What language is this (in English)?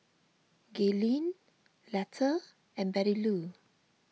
English